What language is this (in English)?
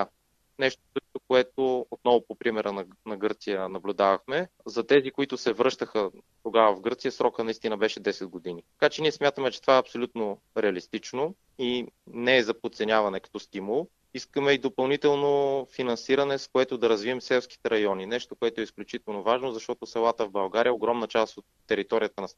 Bulgarian